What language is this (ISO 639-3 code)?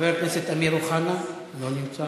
heb